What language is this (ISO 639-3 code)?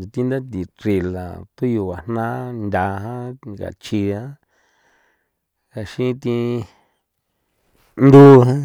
pow